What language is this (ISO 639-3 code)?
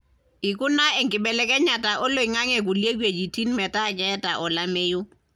mas